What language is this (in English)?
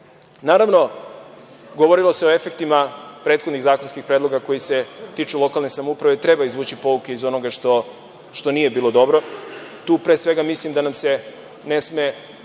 Serbian